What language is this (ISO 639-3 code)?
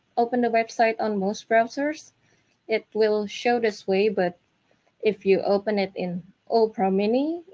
eng